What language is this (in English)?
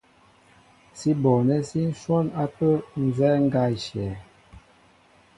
Mbo (Cameroon)